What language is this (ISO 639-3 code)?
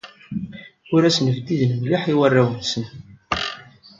kab